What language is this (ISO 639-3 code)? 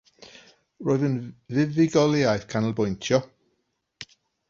cym